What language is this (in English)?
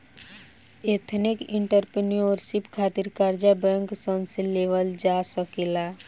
Bhojpuri